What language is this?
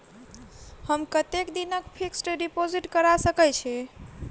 Maithili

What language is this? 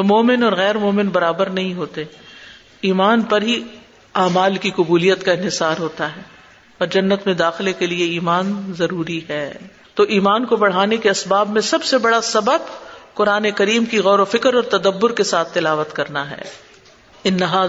Urdu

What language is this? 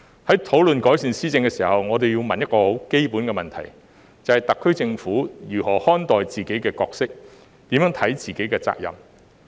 Cantonese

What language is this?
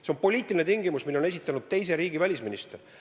Estonian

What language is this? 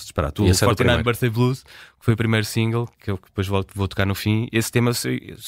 Portuguese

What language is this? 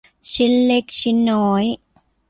Thai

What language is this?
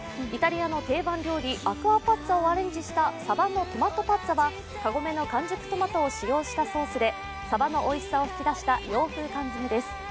Japanese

